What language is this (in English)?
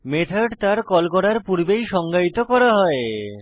Bangla